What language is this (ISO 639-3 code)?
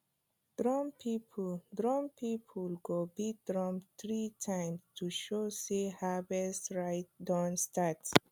pcm